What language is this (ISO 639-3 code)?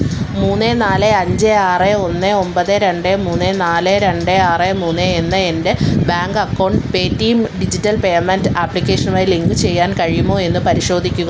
mal